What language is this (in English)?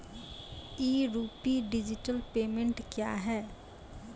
Maithili